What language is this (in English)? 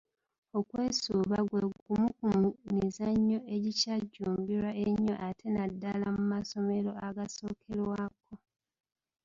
Ganda